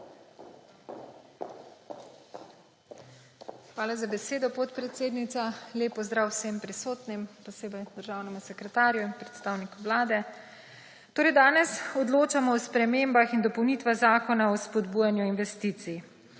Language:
Slovenian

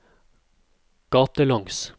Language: Norwegian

